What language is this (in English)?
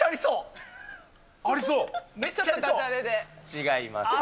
Japanese